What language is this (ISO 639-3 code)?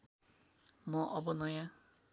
nep